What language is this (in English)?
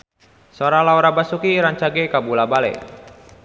Sundanese